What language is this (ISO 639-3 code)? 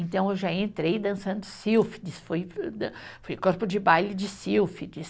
por